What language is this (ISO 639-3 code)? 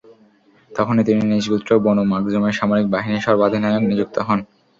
ben